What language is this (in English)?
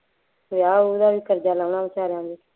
Punjabi